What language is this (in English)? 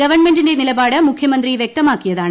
Malayalam